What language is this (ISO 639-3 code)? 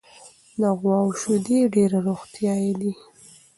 pus